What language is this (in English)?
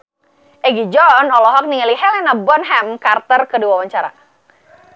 Sundanese